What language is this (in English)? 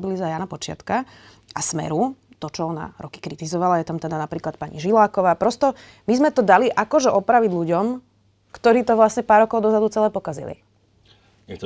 Slovak